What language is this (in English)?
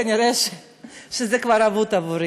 Hebrew